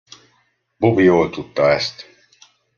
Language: Hungarian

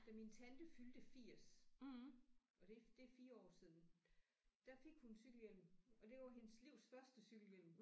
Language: Danish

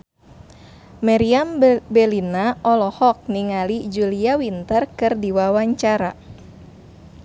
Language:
Sundanese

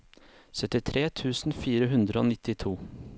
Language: Norwegian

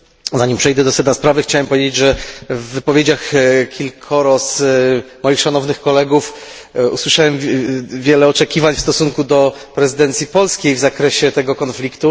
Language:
Polish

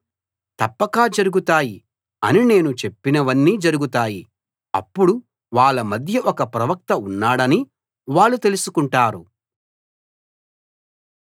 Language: Telugu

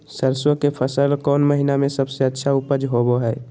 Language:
Magahi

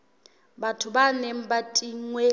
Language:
Southern Sotho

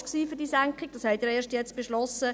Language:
Swiss German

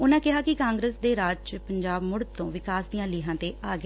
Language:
Punjabi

